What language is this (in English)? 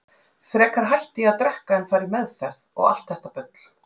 Icelandic